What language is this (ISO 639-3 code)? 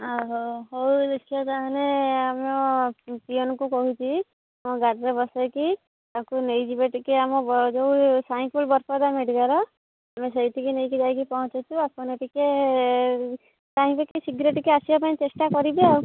ori